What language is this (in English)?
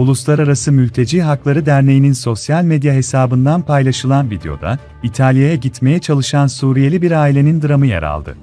Turkish